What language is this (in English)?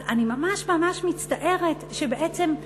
Hebrew